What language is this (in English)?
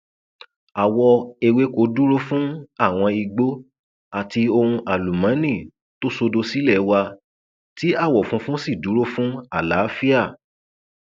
Yoruba